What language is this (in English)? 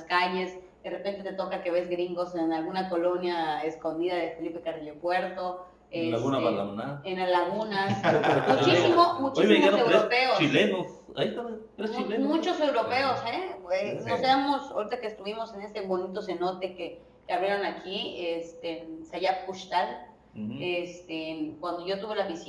Spanish